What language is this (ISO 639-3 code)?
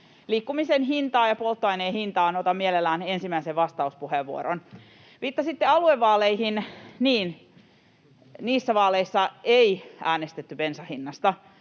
fin